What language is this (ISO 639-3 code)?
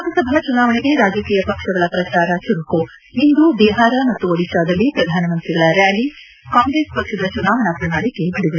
kan